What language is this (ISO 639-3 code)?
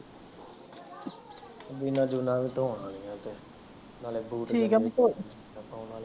pan